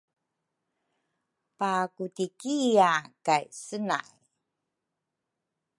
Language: Rukai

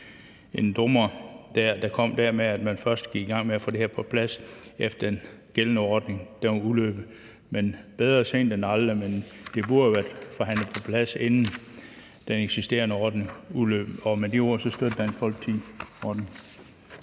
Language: Danish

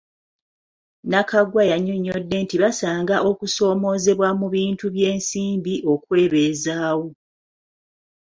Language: Ganda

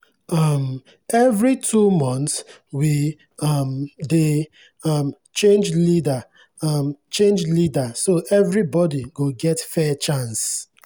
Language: Nigerian Pidgin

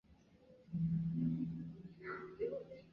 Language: Chinese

